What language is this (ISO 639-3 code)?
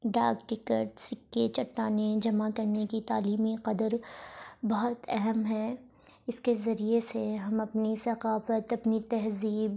urd